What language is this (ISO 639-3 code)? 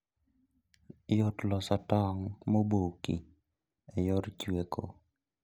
luo